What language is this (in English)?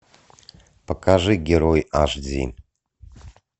Russian